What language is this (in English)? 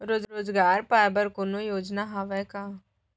Chhattisgarhi